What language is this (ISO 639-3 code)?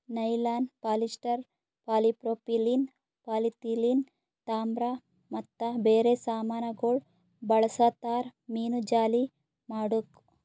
kan